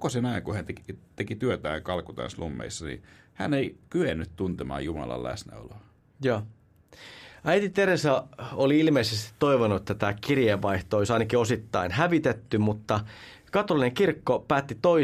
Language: Finnish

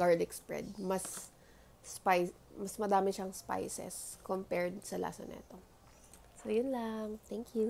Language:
Filipino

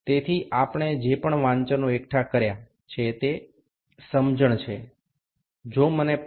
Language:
Gujarati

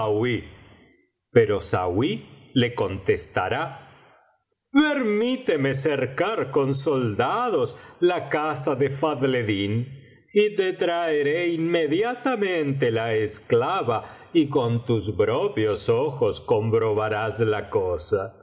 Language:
Spanish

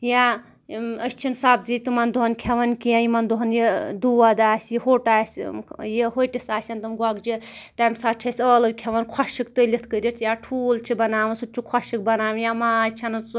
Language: Kashmiri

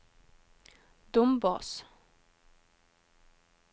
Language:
Norwegian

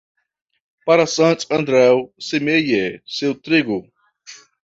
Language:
Portuguese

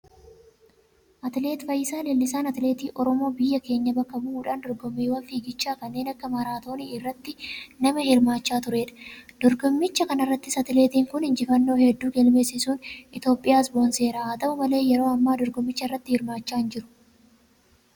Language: Oromo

